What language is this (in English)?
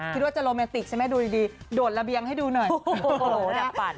Thai